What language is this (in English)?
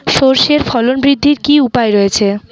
Bangla